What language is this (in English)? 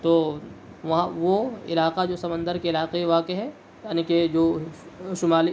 Urdu